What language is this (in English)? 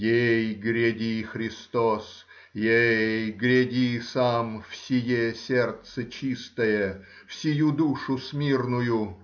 Russian